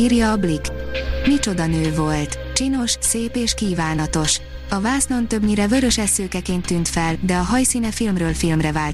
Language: Hungarian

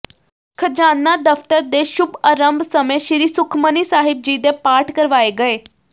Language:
Punjabi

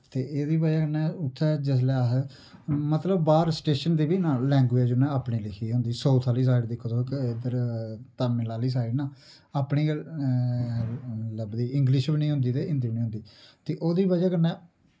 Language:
Dogri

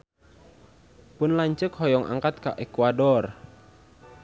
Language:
Sundanese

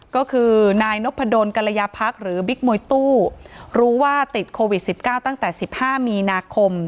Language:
Thai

